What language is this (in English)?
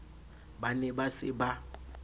Southern Sotho